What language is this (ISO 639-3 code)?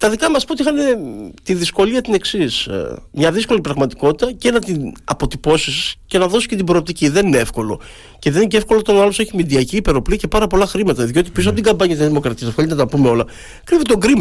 ell